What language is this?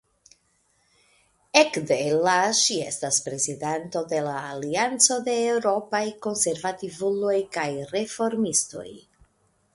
Esperanto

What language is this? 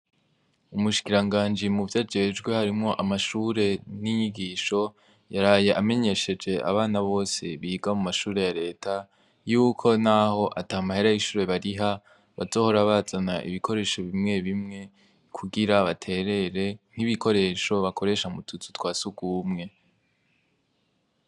Rundi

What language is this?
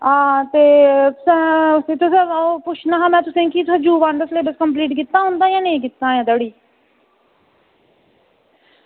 Dogri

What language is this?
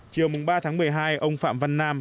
Vietnamese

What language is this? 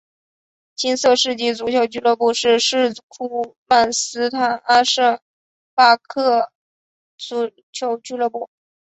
Chinese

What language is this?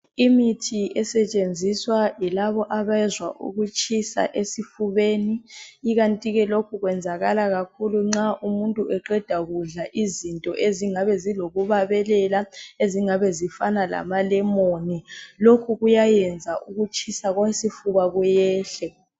North Ndebele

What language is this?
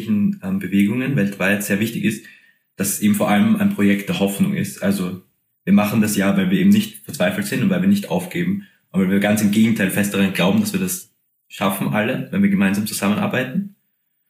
German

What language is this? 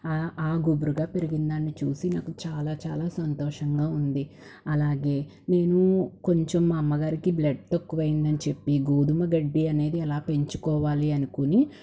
Telugu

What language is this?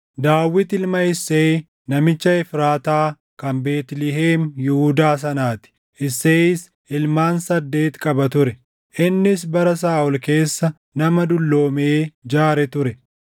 Oromo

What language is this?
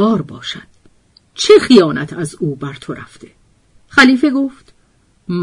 Persian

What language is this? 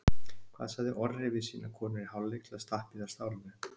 Icelandic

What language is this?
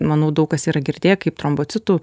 Lithuanian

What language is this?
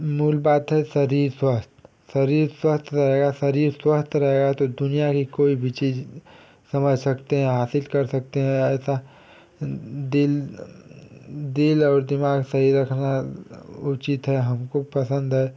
Hindi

